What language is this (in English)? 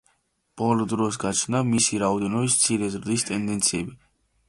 Georgian